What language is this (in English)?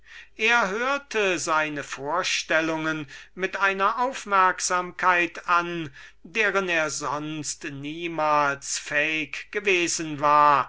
German